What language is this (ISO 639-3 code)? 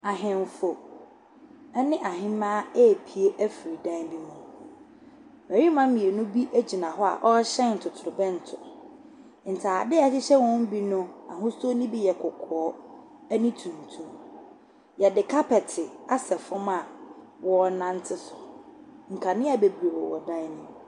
aka